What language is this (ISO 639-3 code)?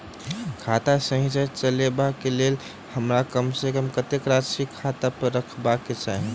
mai